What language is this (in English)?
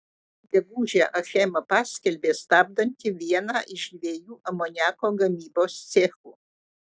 Lithuanian